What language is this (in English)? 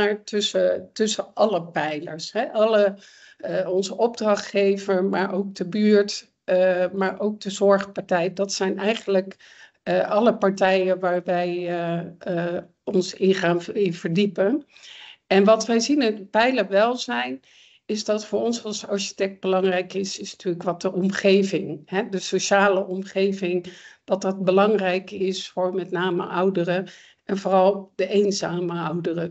Dutch